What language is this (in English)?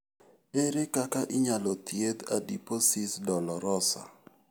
Luo (Kenya and Tanzania)